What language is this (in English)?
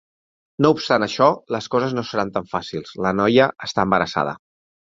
Catalan